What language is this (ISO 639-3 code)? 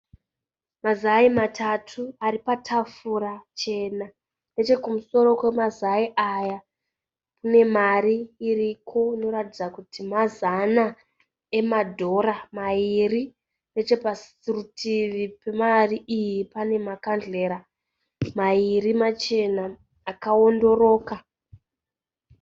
sna